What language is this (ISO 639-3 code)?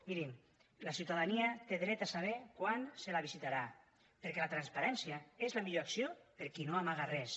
cat